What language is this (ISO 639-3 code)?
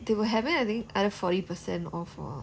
eng